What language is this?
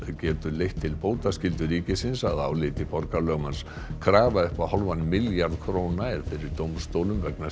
Icelandic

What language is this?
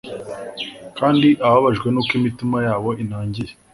Kinyarwanda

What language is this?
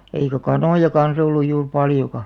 Finnish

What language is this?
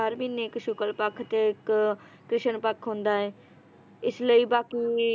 Punjabi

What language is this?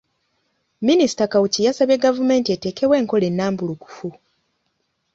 Ganda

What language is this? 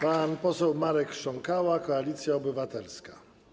Polish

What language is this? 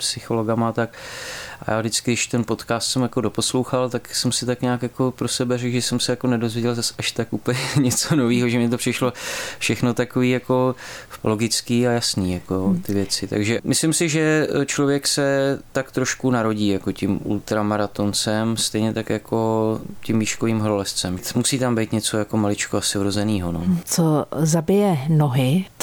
Czech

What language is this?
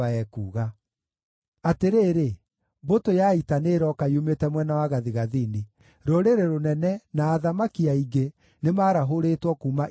Kikuyu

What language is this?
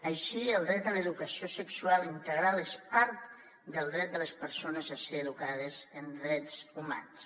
Catalan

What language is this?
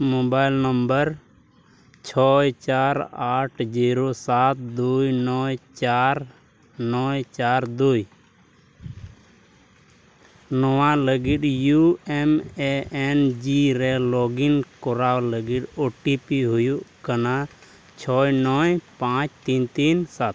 Santali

